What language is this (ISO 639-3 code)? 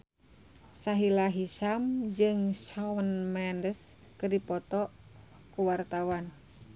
sun